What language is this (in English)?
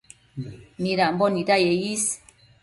Matsés